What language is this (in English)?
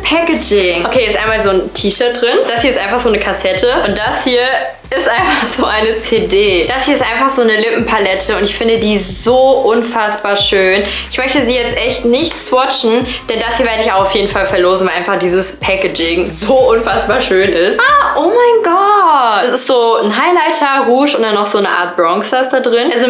German